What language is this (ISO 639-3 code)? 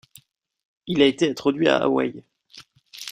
fra